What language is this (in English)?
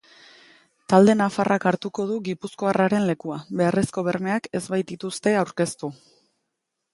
Basque